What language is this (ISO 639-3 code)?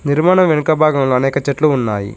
tel